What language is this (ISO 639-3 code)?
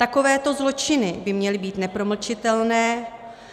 ces